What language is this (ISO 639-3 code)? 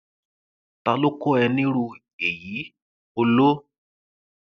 yor